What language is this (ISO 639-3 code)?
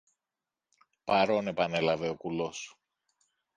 ell